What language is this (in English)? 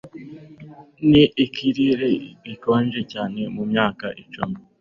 Kinyarwanda